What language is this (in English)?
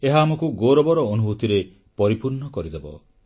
Odia